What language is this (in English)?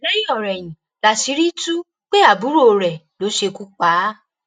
Yoruba